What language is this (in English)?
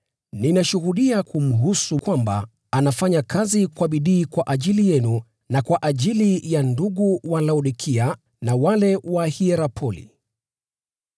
Swahili